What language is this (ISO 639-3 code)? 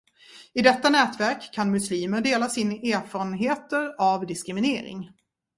swe